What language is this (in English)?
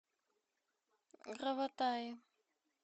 Russian